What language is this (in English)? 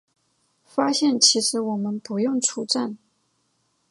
Chinese